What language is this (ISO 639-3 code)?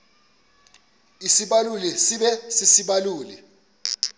xho